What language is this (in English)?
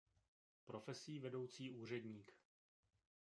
Czech